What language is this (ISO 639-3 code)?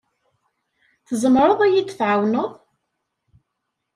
kab